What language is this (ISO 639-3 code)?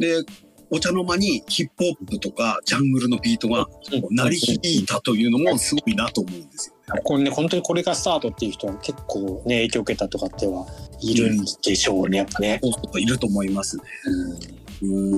jpn